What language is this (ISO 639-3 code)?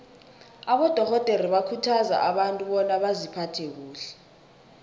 nbl